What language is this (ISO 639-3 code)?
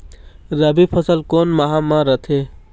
hne